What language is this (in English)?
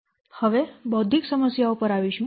Gujarati